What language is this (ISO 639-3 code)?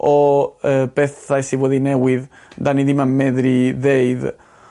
cym